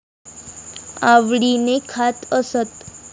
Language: Marathi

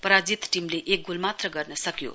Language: Nepali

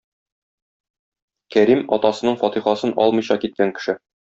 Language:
Tatar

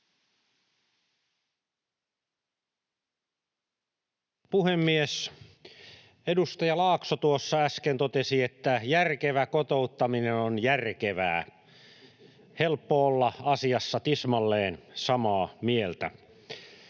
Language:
Finnish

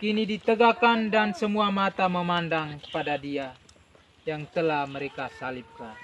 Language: Indonesian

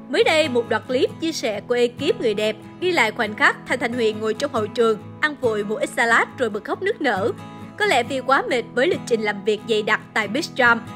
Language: Vietnamese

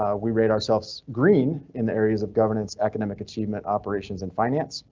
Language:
English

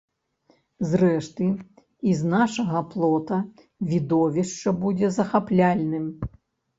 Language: Belarusian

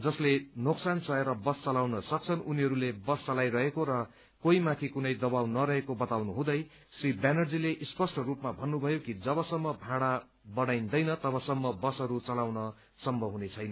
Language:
Nepali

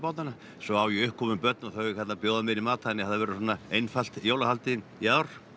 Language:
Icelandic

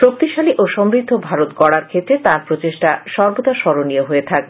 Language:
Bangla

